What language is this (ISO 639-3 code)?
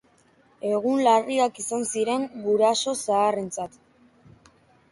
eus